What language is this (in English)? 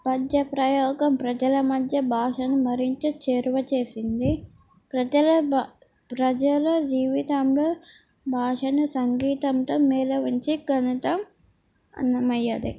Telugu